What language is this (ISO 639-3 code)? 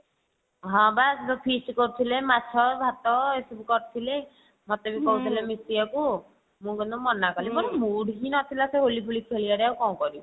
ori